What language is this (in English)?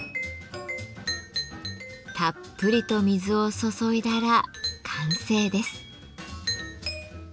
Japanese